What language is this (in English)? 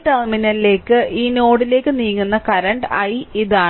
Malayalam